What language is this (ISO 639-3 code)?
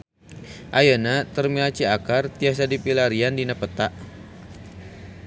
sun